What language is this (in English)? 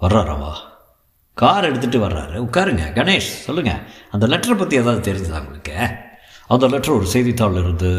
Tamil